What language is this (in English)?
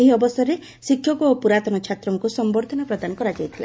Odia